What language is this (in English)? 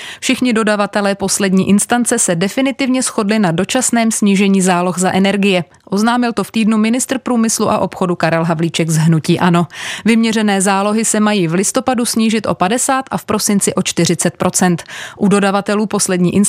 Czech